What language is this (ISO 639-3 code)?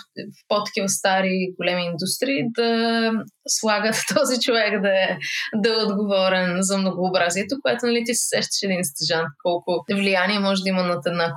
bul